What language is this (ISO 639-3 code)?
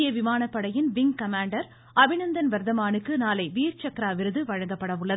tam